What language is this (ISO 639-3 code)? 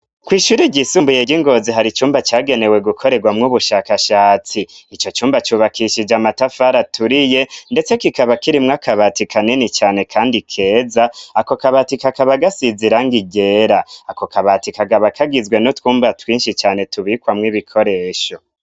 run